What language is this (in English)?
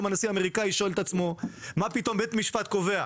Hebrew